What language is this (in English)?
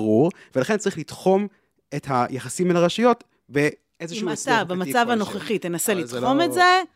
Hebrew